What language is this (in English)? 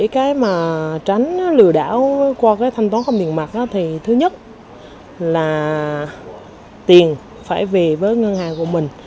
Vietnamese